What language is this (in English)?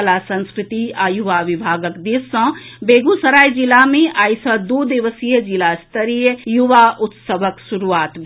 Maithili